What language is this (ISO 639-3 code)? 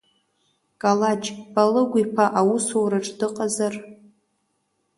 abk